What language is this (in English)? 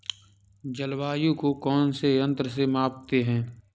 Hindi